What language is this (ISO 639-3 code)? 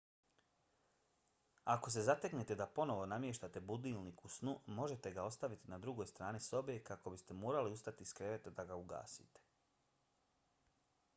bos